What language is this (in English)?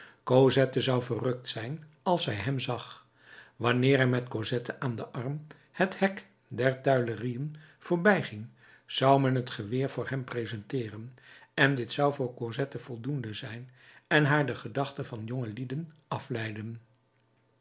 Dutch